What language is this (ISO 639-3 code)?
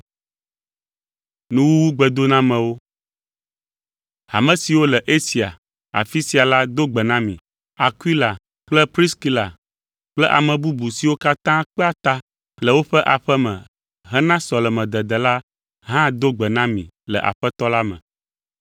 ewe